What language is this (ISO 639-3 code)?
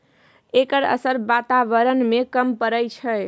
mai